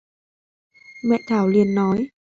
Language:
Vietnamese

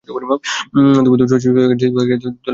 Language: Bangla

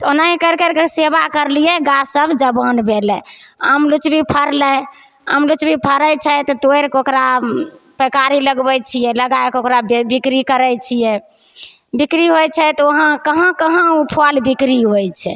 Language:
Maithili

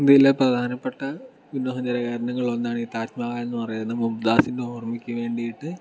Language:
Malayalam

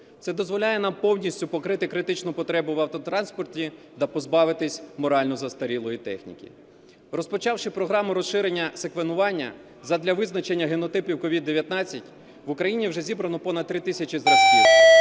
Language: Ukrainian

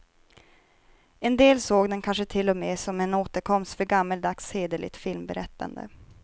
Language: Swedish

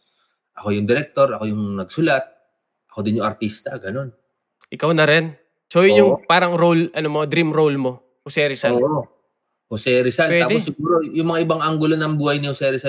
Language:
Filipino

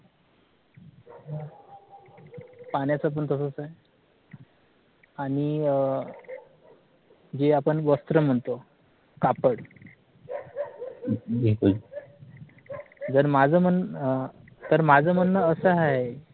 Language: Marathi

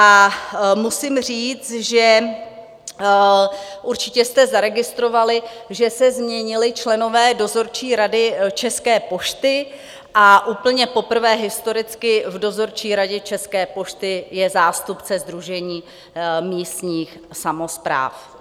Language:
Czech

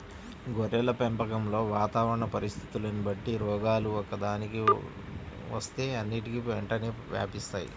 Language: Telugu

